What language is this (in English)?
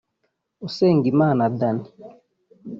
Kinyarwanda